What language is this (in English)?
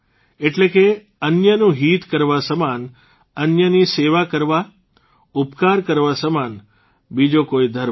Gujarati